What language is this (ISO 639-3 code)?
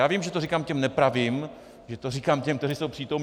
ces